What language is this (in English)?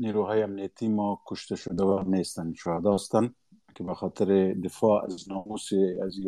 Persian